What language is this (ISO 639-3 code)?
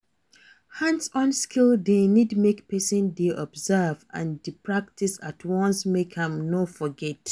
pcm